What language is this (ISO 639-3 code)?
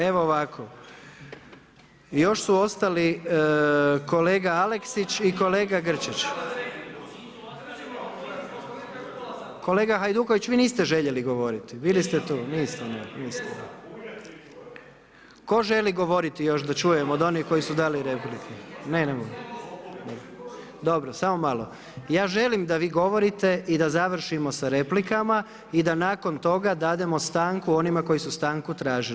hrv